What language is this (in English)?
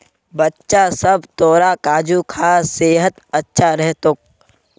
Magahi